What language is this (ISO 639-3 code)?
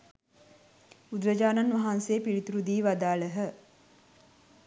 sin